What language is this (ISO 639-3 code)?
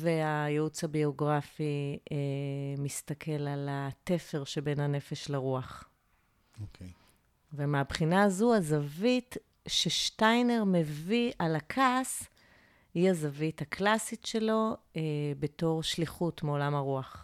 heb